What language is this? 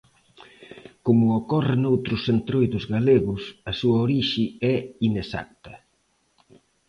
Galician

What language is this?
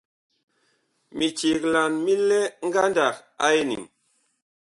Bakoko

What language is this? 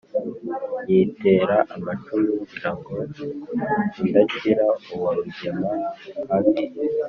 Kinyarwanda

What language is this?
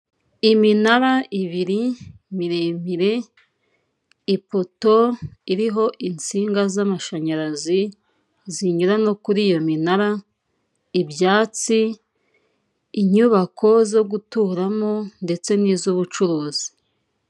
Kinyarwanda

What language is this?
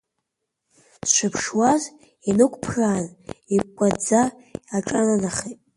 Abkhazian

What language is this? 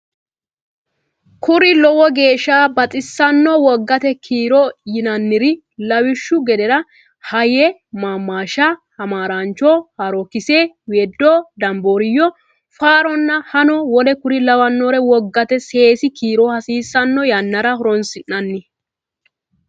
Sidamo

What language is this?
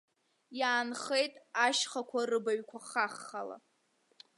Abkhazian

